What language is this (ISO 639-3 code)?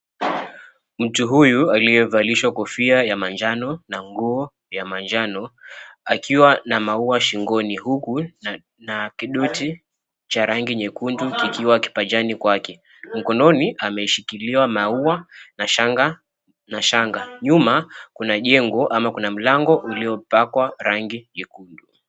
swa